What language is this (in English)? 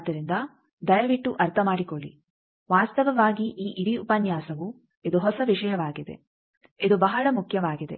Kannada